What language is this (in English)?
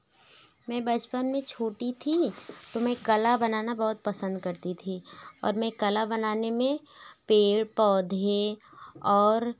Hindi